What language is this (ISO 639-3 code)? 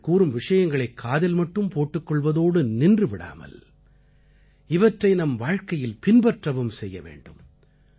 tam